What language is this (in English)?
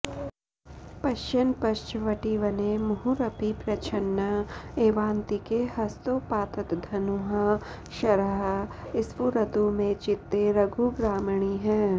Sanskrit